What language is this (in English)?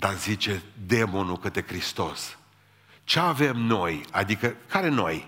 Romanian